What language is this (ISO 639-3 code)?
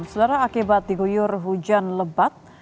ind